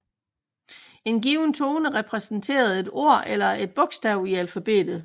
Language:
Danish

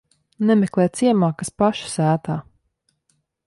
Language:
Latvian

